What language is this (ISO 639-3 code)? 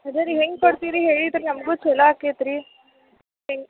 kan